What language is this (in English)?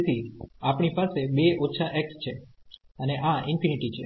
Gujarati